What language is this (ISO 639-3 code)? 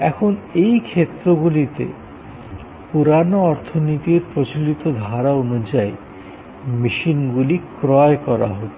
ben